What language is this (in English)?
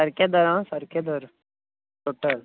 Konkani